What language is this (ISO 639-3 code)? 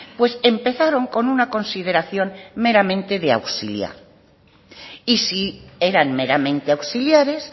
spa